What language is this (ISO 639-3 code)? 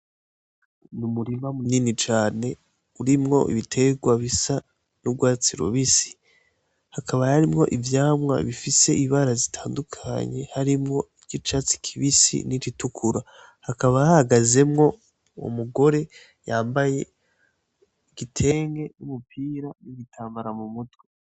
run